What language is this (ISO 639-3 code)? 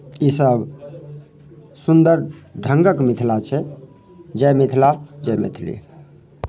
mai